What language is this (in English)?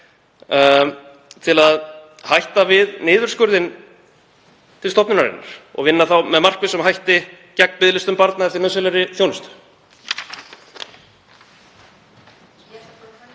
Icelandic